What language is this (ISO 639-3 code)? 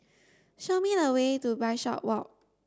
eng